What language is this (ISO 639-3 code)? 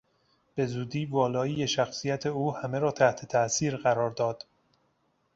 fas